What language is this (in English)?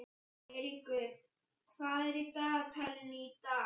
Icelandic